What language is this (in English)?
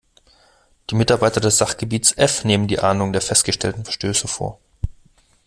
German